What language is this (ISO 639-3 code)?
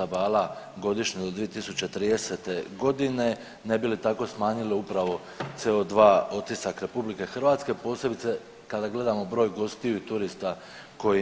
hrv